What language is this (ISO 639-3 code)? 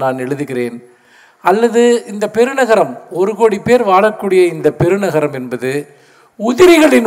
tam